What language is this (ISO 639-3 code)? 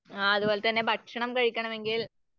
mal